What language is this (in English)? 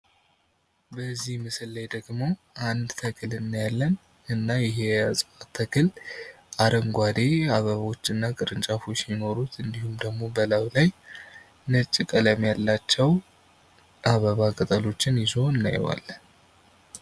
Amharic